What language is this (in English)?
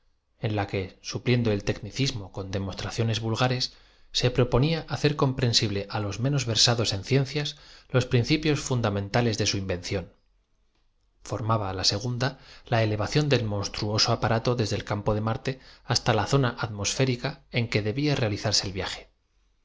Spanish